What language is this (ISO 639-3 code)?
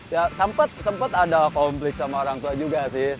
ind